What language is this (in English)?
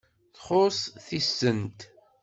Kabyle